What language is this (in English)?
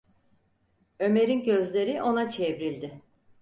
Turkish